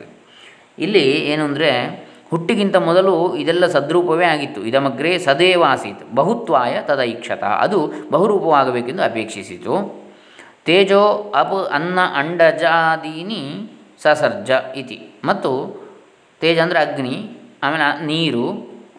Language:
Kannada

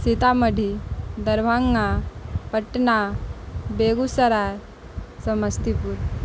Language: Maithili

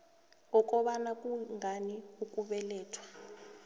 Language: South Ndebele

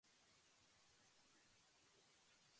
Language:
Japanese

